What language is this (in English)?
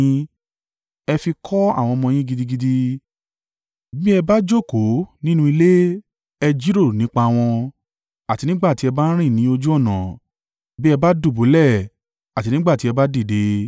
Yoruba